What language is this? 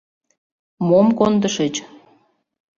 Mari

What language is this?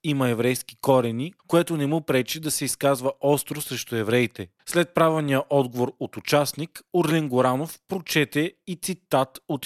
Bulgarian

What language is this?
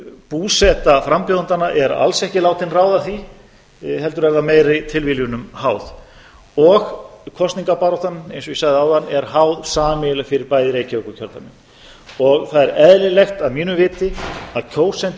Icelandic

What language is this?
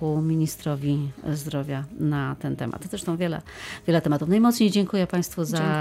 Polish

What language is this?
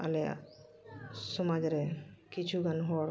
Santali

